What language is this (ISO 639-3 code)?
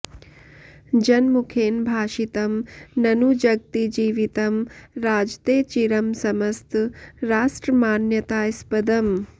san